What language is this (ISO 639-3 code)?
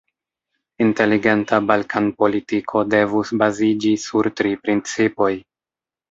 epo